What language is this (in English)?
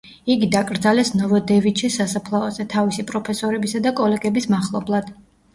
Georgian